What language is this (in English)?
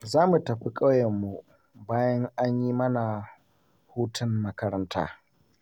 Hausa